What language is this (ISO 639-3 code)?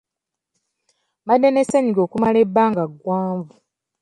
lug